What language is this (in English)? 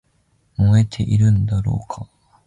Japanese